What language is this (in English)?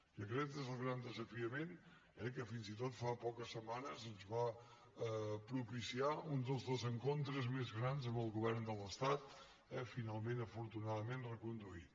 Catalan